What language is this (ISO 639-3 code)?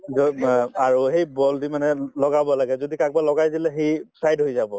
asm